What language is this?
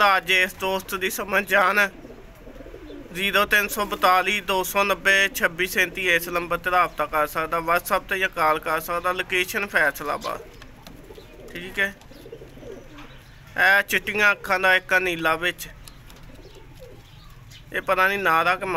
Romanian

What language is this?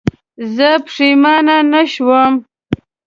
Pashto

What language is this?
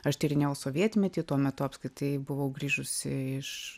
Lithuanian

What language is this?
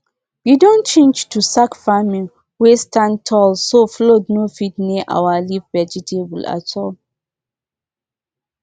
Nigerian Pidgin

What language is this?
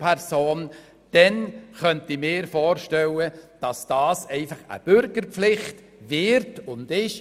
Swiss German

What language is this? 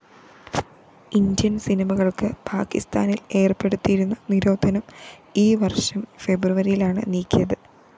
Malayalam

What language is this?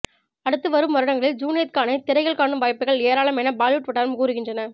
Tamil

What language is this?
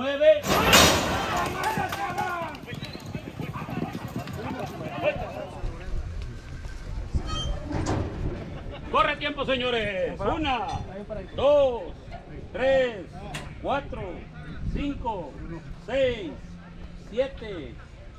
Spanish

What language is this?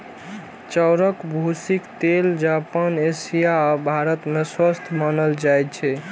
Maithili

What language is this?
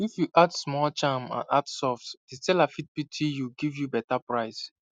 Nigerian Pidgin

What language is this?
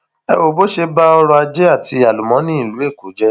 Yoruba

